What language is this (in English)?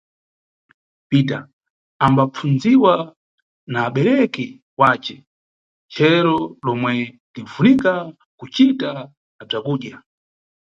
Nyungwe